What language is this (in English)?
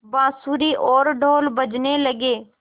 Hindi